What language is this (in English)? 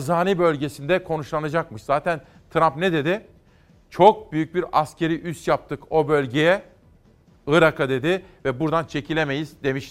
Turkish